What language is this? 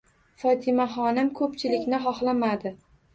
Uzbek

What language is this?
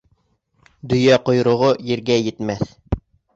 Bashkir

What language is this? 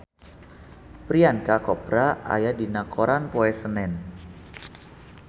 Sundanese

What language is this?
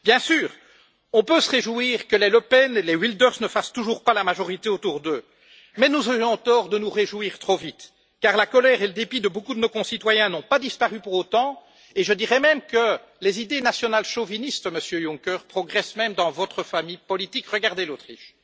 French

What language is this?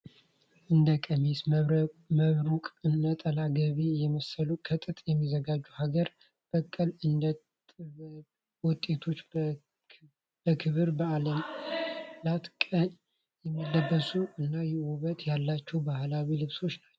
Amharic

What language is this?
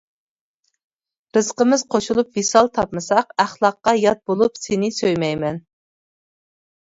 Uyghur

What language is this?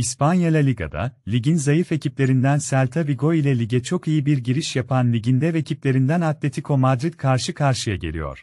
Turkish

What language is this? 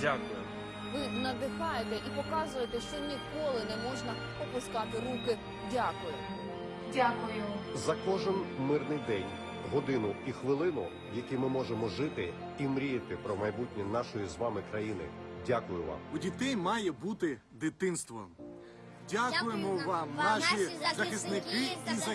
Ukrainian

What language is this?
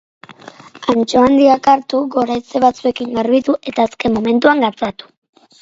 Basque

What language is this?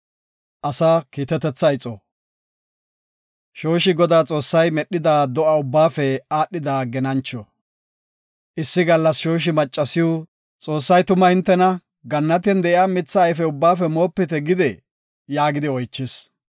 Gofa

